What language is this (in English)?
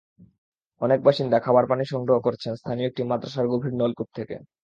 Bangla